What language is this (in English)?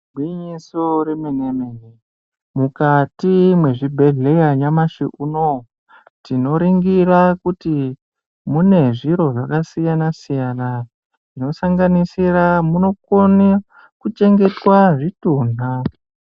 Ndau